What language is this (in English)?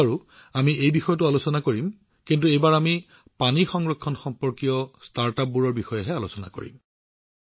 Assamese